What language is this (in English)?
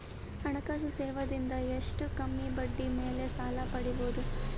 Kannada